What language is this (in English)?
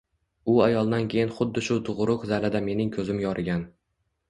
Uzbek